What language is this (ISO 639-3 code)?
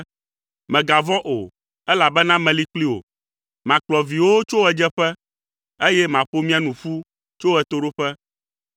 ewe